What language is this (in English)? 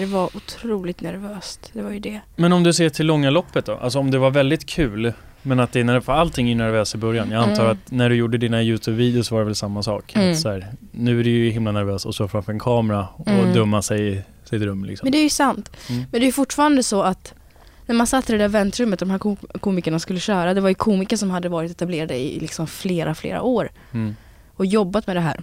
Swedish